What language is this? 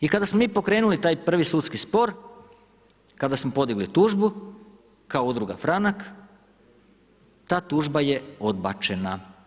Croatian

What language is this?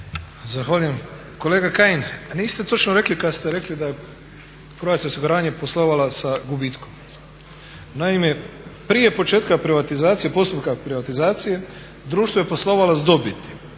Croatian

